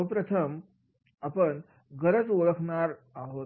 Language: Marathi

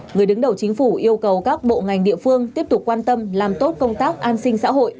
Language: Vietnamese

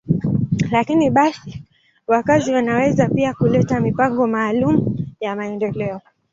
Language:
Swahili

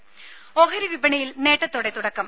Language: Malayalam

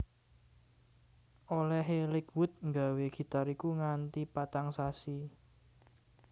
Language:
Javanese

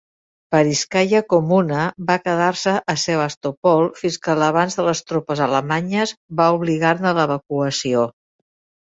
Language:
Catalan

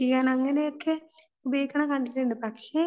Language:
Malayalam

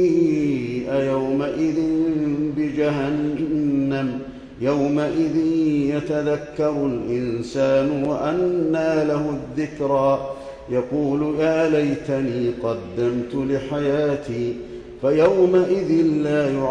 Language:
Arabic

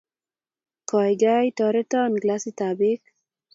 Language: Kalenjin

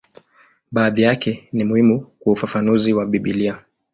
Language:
Swahili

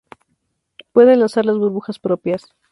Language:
Spanish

